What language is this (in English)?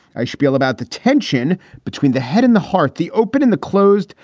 English